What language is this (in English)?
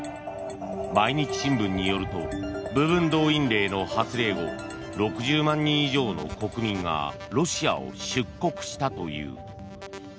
Japanese